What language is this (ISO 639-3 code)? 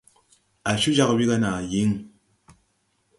tui